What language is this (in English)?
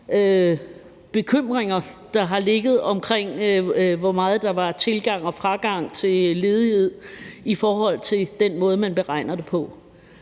Danish